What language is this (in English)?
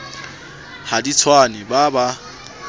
Southern Sotho